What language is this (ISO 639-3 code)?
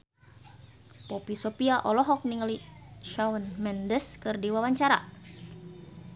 sun